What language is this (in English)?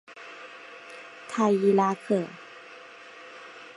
Chinese